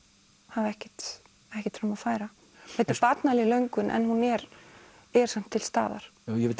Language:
Icelandic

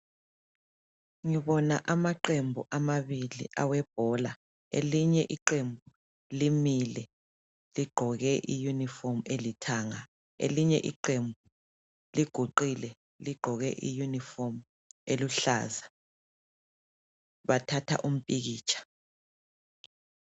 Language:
North Ndebele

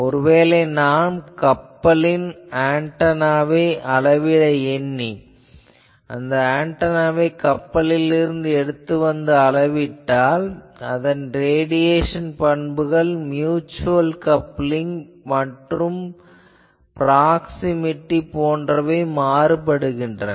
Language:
Tamil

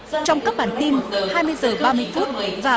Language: Vietnamese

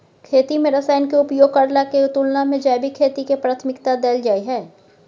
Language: Maithili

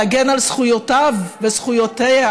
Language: Hebrew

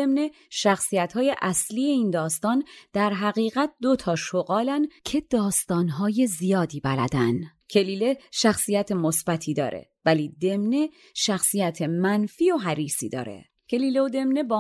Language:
Persian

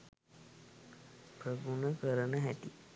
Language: Sinhala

